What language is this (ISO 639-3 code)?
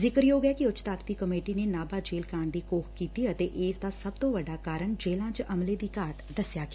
pan